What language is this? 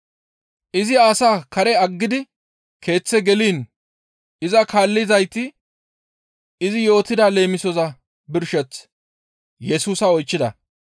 Gamo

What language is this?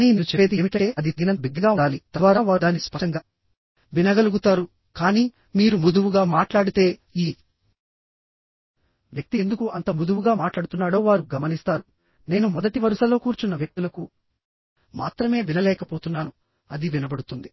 Telugu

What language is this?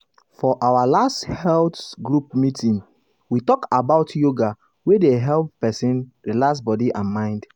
Nigerian Pidgin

